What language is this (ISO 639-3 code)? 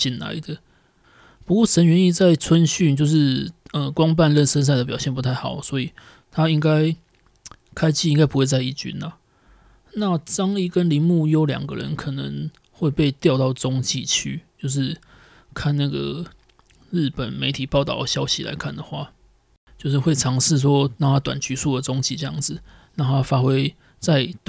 zho